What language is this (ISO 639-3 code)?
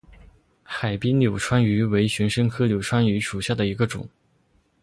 zho